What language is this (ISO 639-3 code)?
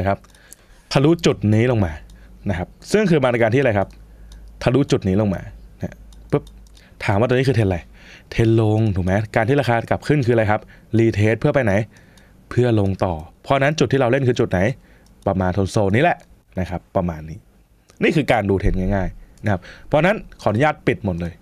tha